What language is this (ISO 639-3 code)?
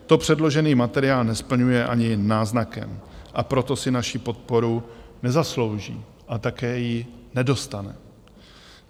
ces